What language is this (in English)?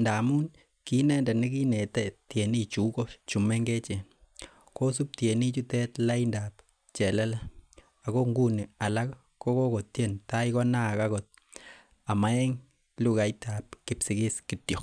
Kalenjin